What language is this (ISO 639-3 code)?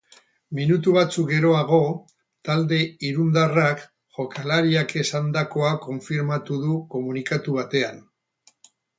eus